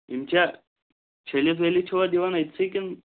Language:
Kashmiri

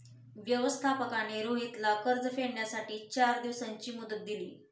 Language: Marathi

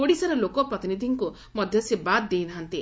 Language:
Odia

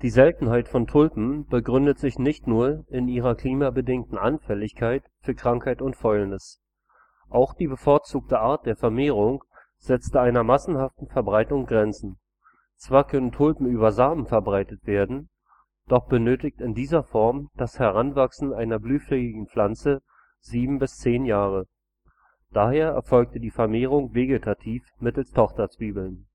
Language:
German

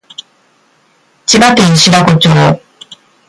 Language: Japanese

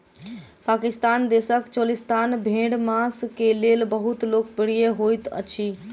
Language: Maithili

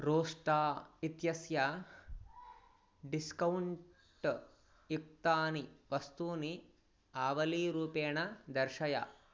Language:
Sanskrit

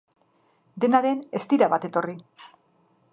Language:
Basque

